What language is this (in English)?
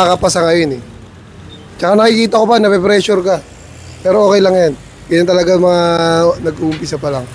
Filipino